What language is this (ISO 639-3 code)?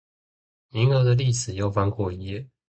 zho